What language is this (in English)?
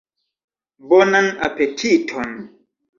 Esperanto